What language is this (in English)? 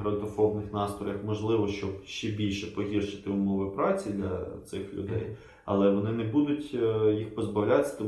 Ukrainian